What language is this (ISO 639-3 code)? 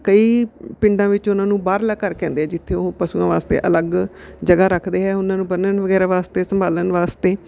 pan